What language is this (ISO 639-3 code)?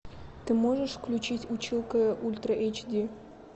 rus